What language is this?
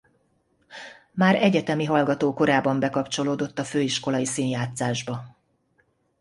Hungarian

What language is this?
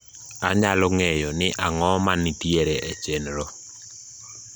Luo (Kenya and Tanzania)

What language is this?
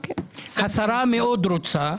Hebrew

